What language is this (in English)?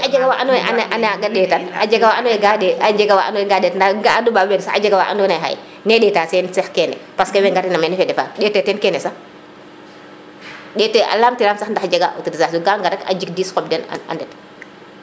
Serer